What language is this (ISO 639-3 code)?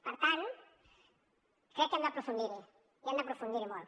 cat